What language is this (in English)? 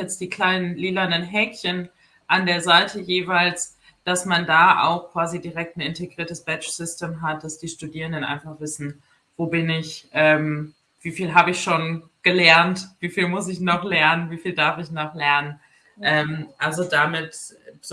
German